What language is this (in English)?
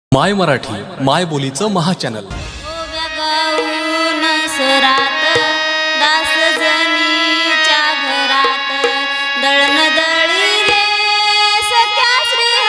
Marathi